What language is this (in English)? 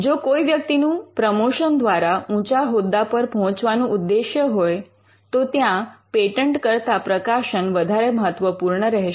Gujarati